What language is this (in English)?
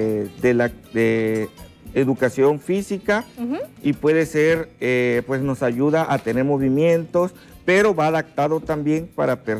Spanish